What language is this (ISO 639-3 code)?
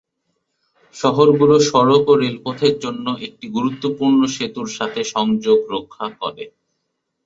ben